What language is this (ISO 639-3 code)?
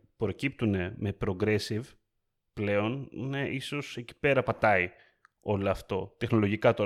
ell